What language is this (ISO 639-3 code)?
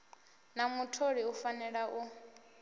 ven